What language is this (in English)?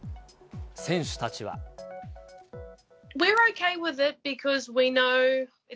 Japanese